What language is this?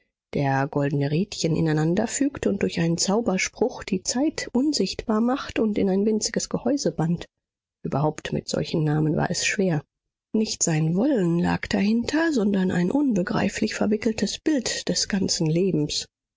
German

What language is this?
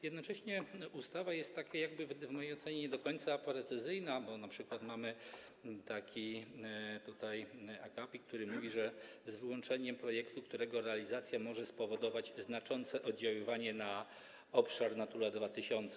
Polish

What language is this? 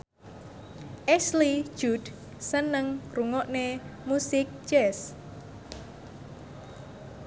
Javanese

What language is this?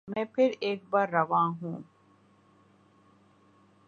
Urdu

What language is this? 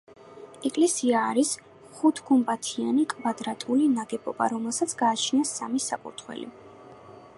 Georgian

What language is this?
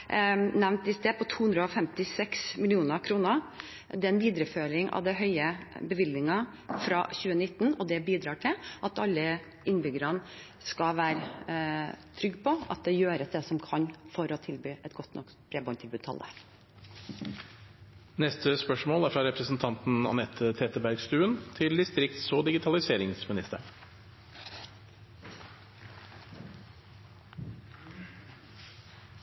Norwegian Bokmål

